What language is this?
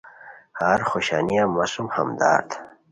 Khowar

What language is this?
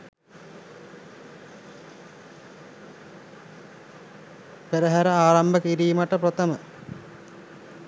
Sinhala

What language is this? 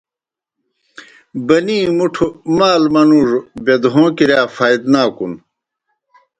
Kohistani Shina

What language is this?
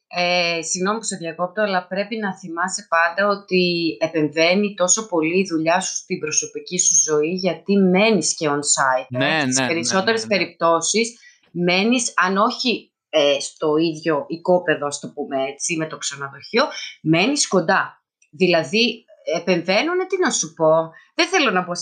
Greek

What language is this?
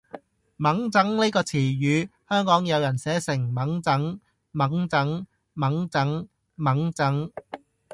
Cantonese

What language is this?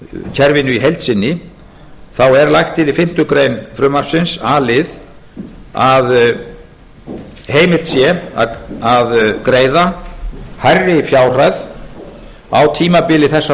Icelandic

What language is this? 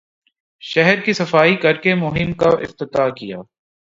Urdu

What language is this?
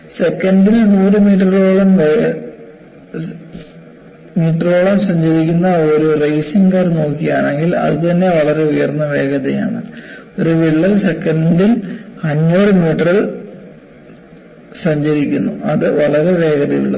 Malayalam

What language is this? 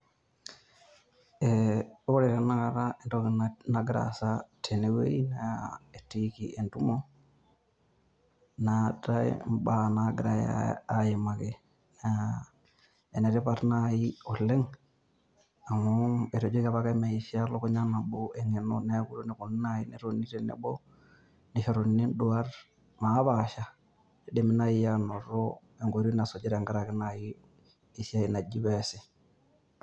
Masai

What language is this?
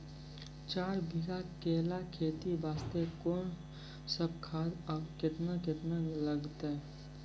Maithili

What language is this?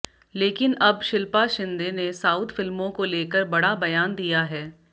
Hindi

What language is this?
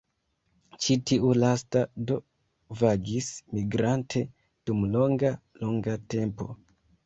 Esperanto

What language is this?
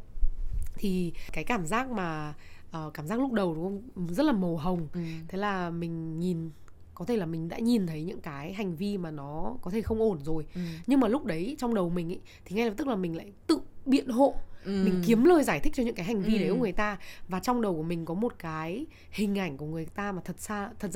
Vietnamese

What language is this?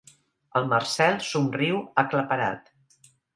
Catalan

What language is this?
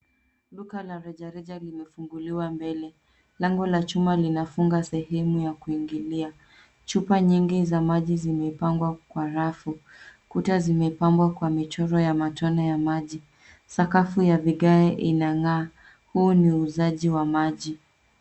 Swahili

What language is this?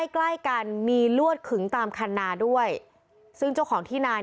Thai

